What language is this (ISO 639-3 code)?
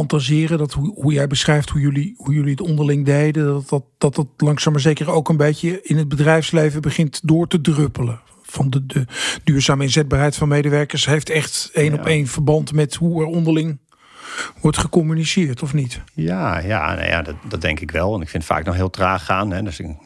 nld